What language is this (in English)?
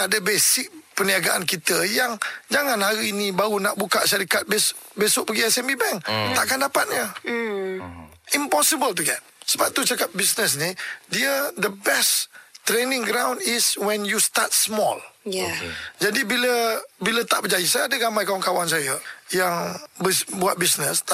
Malay